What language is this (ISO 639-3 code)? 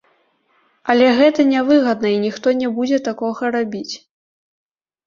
bel